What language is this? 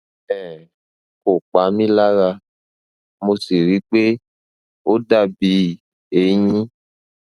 Yoruba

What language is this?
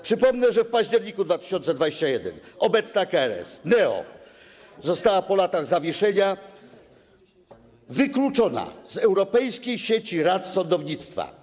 Polish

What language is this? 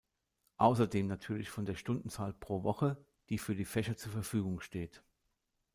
German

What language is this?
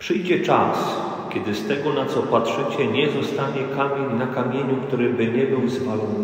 Polish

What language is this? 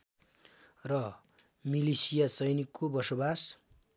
Nepali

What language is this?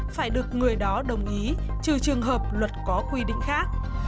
Vietnamese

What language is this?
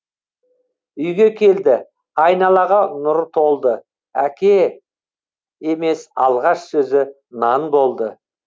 Kazakh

